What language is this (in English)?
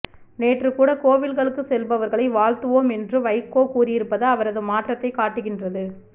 Tamil